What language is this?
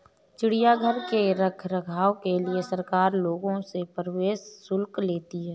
Hindi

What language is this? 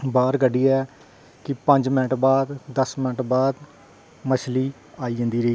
Dogri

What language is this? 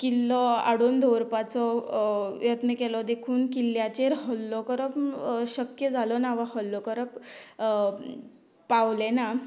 Konkani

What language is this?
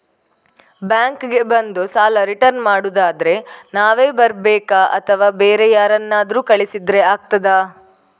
Kannada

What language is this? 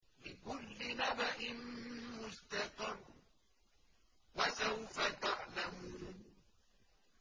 Arabic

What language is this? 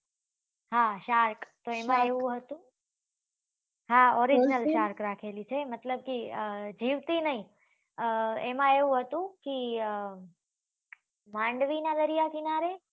Gujarati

